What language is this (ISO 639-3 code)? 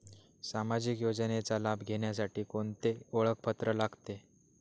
mar